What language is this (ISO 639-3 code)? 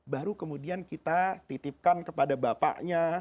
ind